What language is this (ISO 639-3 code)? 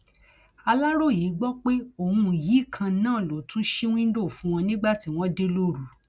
yor